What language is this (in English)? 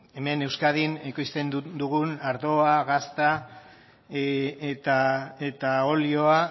Basque